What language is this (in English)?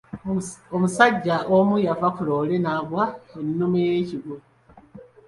Ganda